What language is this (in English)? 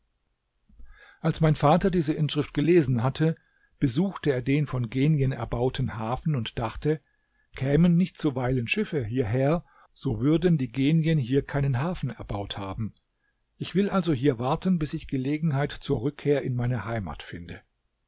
German